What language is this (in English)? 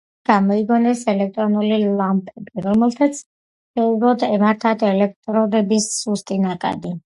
Georgian